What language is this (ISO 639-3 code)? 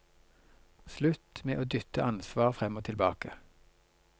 nor